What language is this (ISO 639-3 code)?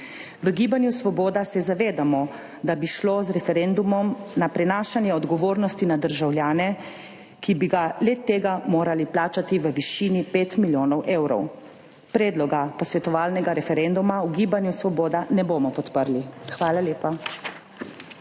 slv